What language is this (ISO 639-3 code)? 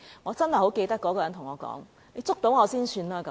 yue